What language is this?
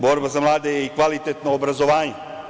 Serbian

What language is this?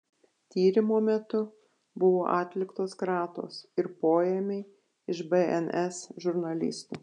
Lithuanian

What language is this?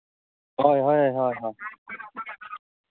Santali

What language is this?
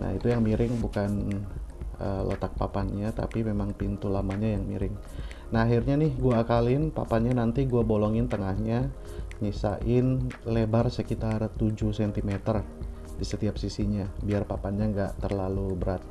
Indonesian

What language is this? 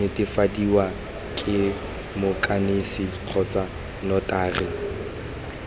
Tswana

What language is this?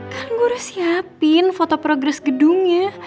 Indonesian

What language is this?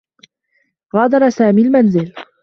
Arabic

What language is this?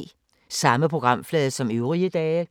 Danish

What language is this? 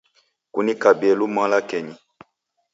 Taita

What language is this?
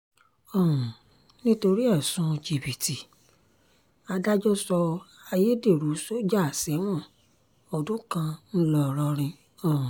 Yoruba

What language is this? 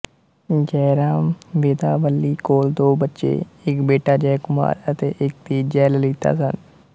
Punjabi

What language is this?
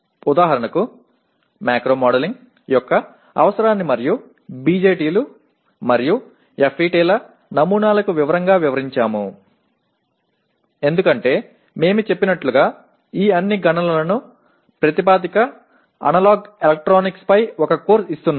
Telugu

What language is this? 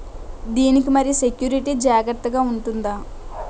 Telugu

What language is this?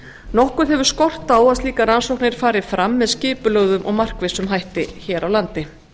Icelandic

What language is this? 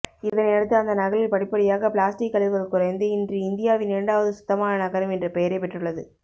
Tamil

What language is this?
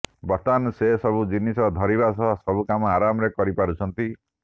Odia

